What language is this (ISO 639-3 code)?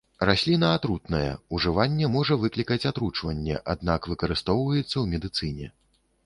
bel